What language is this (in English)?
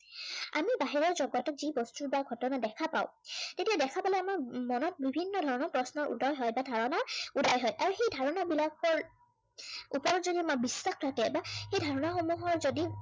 Assamese